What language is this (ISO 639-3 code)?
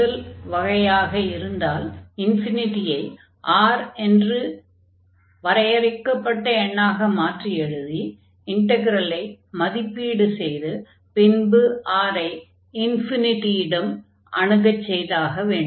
tam